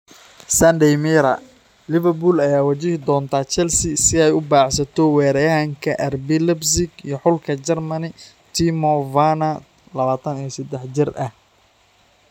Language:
Somali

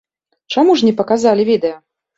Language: Belarusian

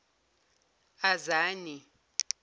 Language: Zulu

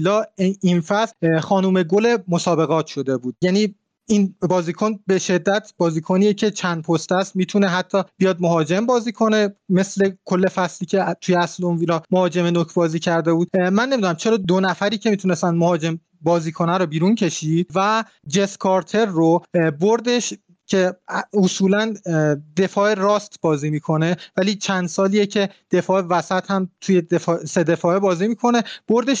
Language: Persian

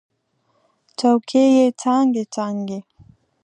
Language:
Pashto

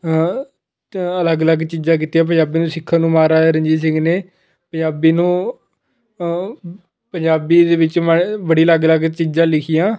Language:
Punjabi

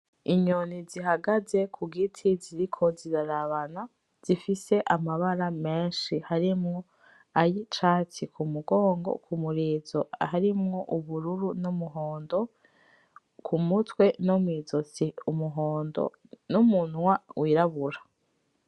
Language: Rundi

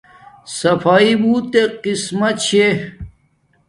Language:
Domaaki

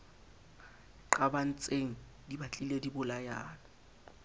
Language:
Southern Sotho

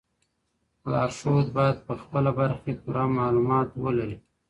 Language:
Pashto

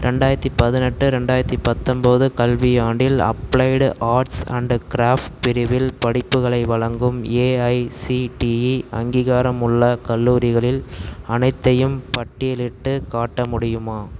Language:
Tamil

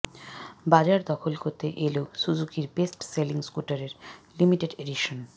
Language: Bangla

